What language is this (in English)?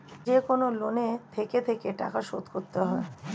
Bangla